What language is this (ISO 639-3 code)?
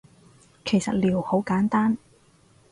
yue